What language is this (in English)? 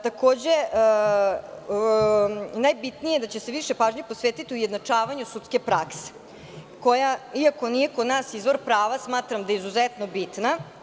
Serbian